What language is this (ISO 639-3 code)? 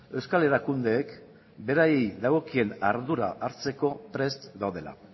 eus